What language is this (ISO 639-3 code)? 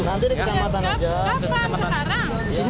ind